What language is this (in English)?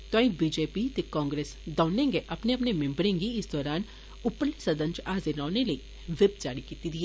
Dogri